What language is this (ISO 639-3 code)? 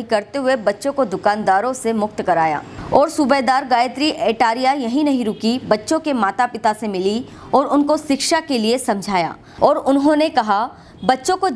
hin